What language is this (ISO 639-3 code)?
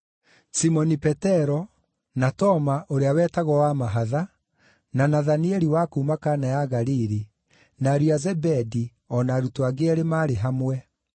kik